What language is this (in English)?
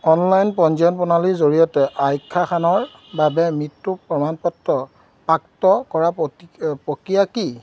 Assamese